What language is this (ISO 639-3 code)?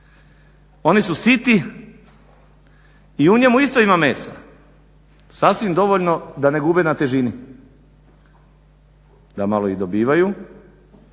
hrv